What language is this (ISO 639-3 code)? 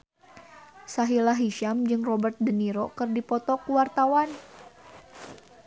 sun